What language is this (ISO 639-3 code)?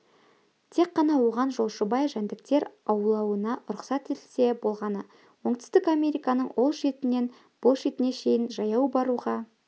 kaz